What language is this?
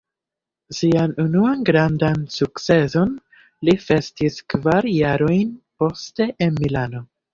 Esperanto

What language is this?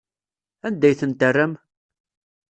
Kabyle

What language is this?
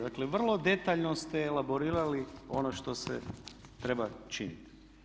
Croatian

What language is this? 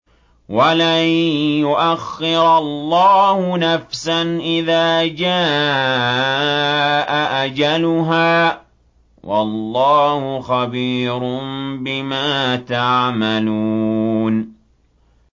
Arabic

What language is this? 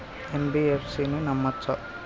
Telugu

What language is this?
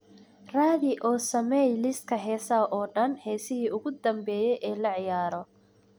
Somali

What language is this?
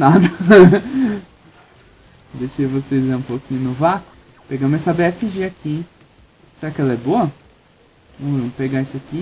Portuguese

